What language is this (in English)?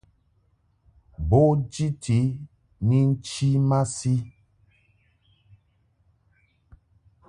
Mungaka